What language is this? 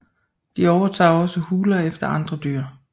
Danish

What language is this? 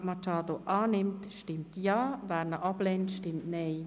Swiss German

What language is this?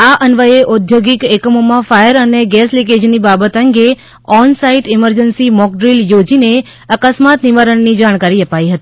Gujarati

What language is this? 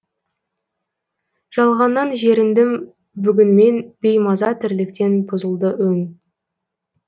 Kazakh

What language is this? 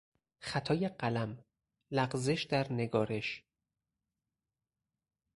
Persian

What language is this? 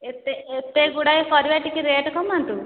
Odia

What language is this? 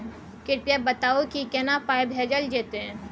Maithili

